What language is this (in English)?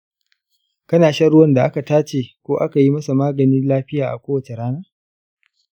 Hausa